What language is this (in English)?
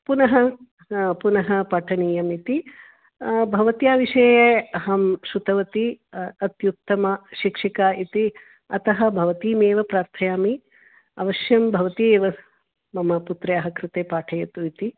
Sanskrit